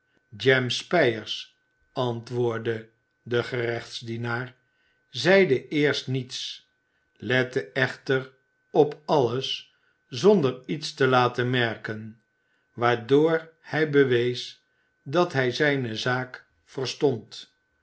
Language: Dutch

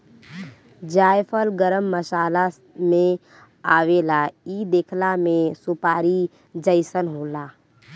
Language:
Bhojpuri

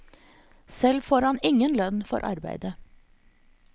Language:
Norwegian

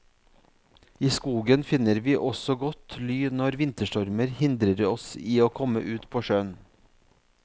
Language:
Norwegian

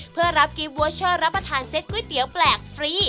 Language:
Thai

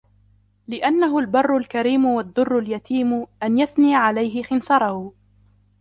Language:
Arabic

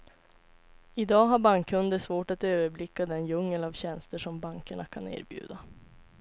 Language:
Swedish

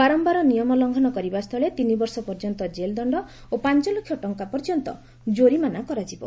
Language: Odia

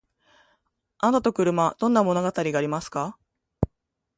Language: Japanese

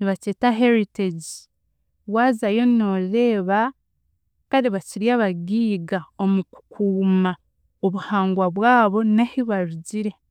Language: Chiga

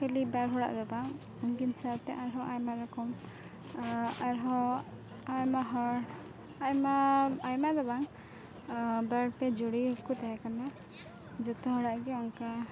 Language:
Santali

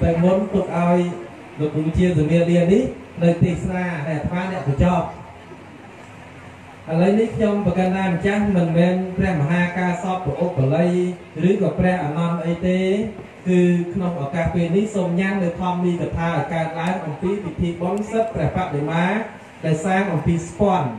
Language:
Thai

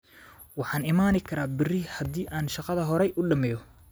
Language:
Somali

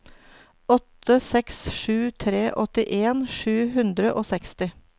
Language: Norwegian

